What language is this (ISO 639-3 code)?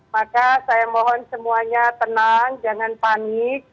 ind